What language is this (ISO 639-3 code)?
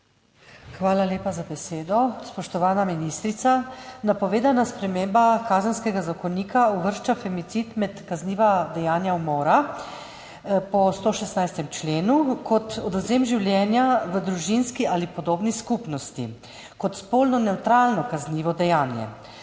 slv